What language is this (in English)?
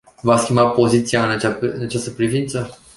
Romanian